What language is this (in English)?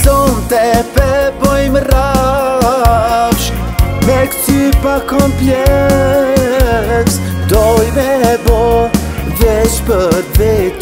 Romanian